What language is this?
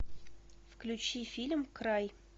Russian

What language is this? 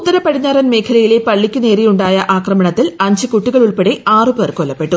Malayalam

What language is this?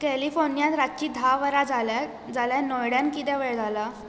Konkani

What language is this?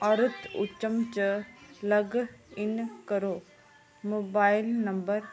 Dogri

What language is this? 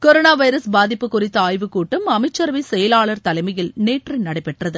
Tamil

